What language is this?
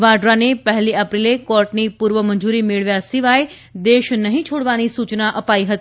Gujarati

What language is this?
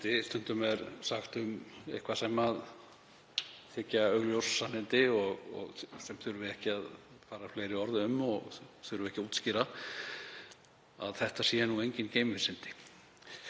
Icelandic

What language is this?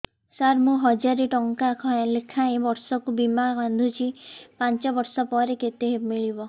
Odia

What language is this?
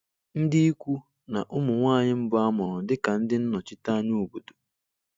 Igbo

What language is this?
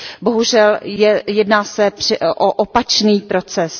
Czech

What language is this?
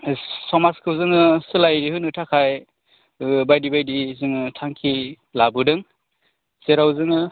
Bodo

